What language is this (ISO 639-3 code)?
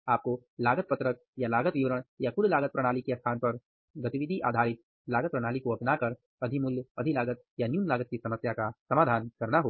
hin